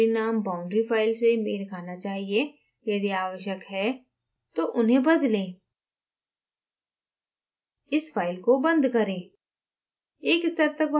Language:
Hindi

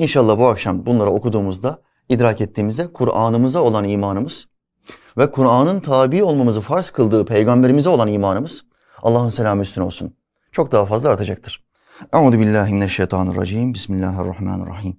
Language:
Turkish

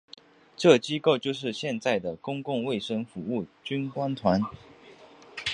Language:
Chinese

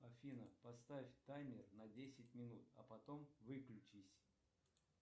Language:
Russian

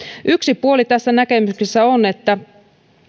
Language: Finnish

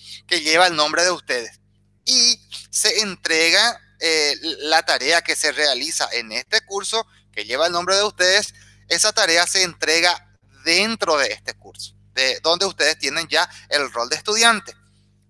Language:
Spanish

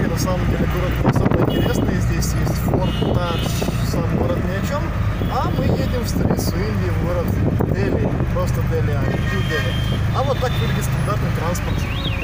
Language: Russian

